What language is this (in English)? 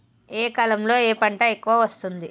Telugu